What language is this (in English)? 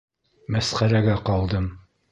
Bashkir